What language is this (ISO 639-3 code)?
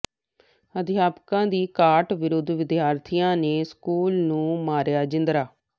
pan